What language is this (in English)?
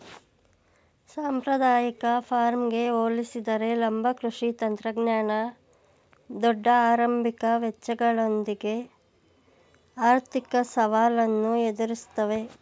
Kannada